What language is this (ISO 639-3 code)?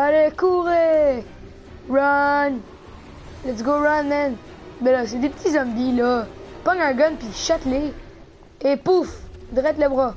fra